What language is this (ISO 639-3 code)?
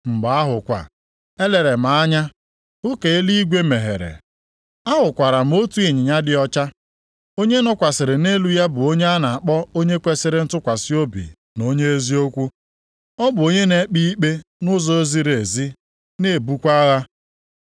ibo